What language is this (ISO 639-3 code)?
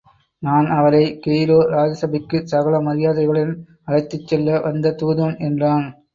tam